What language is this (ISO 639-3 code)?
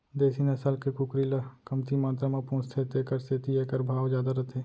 hne